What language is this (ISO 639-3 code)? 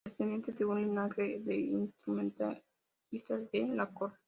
spa